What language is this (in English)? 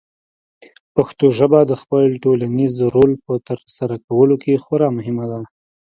Pashto